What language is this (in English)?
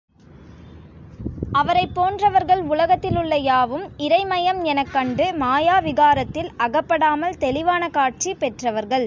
Tamil